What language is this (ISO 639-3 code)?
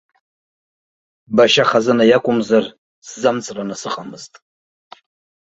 abk